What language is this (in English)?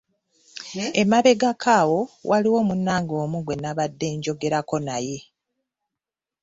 Ganda